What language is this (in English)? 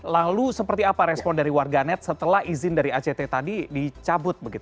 Indonesian